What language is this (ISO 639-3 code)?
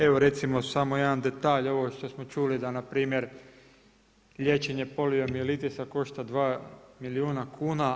hrv